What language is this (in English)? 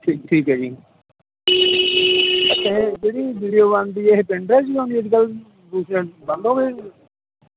Punjabi